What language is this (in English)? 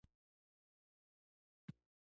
Pashto